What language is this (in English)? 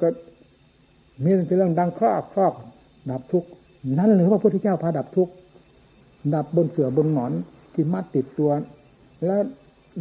Thai